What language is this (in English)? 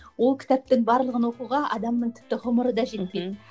Kazakh